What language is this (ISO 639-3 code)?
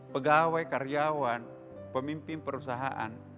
ind